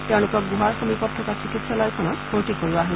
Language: Assamese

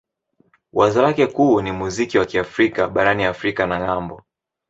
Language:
Swahili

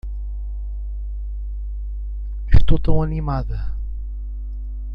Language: Portuguese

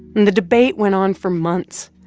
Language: English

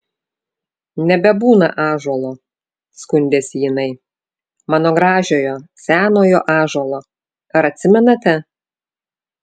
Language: Lithuanian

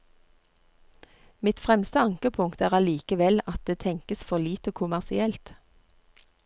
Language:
Norwegian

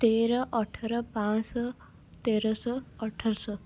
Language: Odia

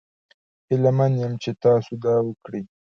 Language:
Pashto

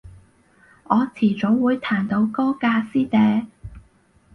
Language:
Cantonese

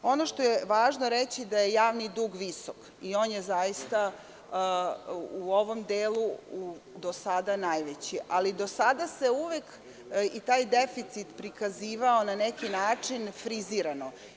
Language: Serbian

